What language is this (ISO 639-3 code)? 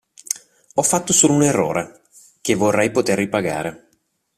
ita